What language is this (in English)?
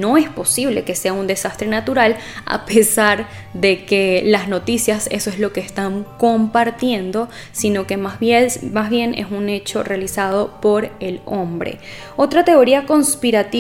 Spanish